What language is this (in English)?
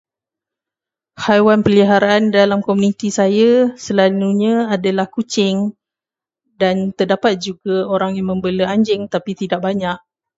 Malay